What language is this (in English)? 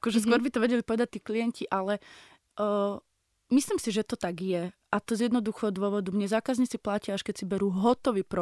Slovak